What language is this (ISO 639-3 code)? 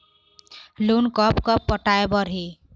hne